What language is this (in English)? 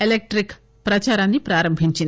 Telugu